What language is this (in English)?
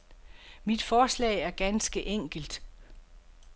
Danish